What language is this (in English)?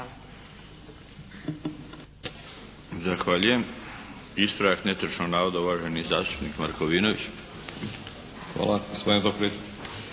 Croatian